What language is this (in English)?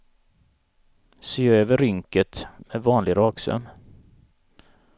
Swedish